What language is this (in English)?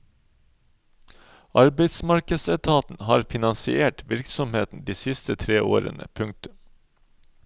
Norwegian